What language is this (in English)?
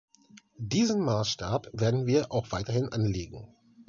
German